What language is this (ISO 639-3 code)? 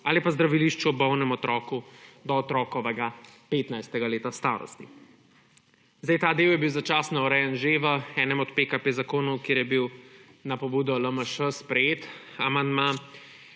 slv